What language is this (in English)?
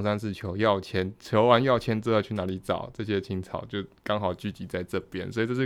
Chinese